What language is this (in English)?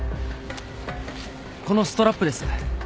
Japanese